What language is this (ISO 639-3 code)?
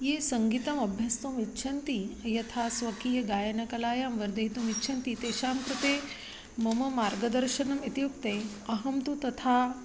san